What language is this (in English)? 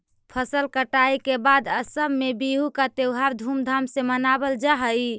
Magahi